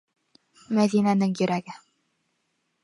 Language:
Bashkir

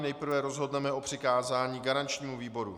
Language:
Czech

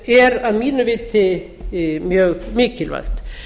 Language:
Icelandic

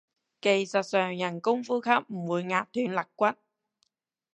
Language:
Cantonese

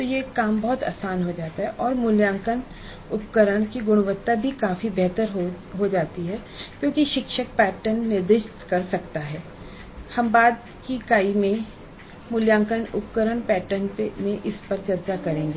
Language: Hindi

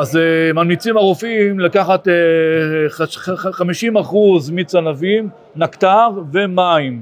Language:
Hebrew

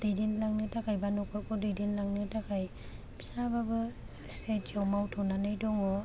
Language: Bodo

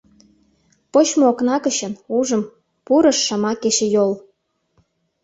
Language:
Mari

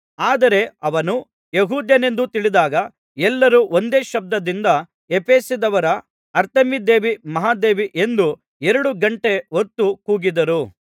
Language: Kannada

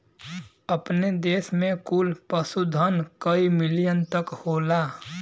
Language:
Bhojpuri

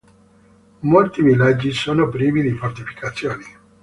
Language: Italian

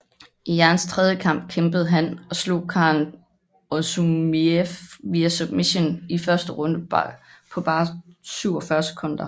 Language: Danish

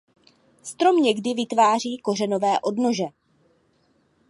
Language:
Czech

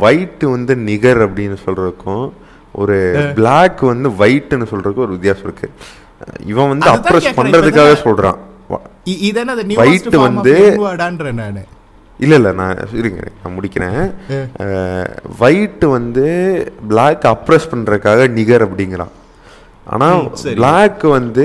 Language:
Tamil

